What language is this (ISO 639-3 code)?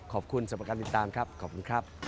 tha